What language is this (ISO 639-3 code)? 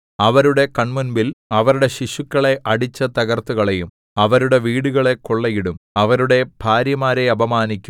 mal